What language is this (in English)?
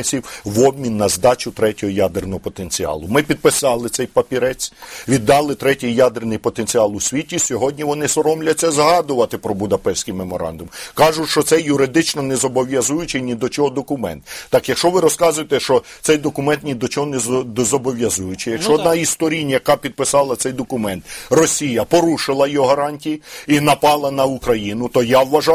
Ukrainian